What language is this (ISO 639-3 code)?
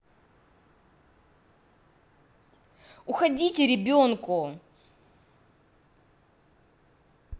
rus